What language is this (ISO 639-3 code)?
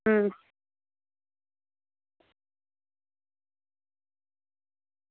doi